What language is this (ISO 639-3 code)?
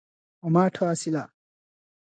ori